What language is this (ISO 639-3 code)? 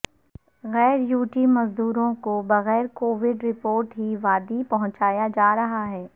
urd